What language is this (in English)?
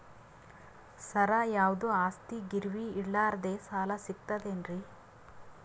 Kannada